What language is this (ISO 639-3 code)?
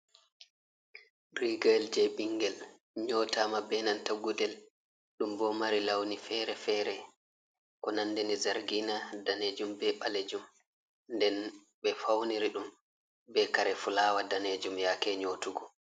ful